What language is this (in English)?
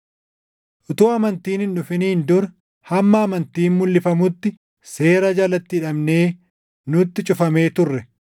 Oromo